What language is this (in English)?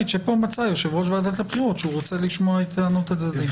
Hebrew